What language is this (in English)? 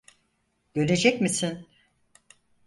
Turkish